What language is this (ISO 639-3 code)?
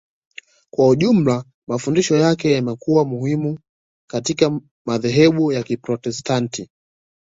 swa